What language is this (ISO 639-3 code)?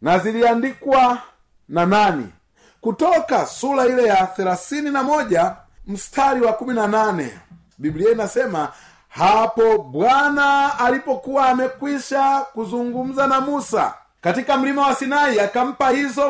swa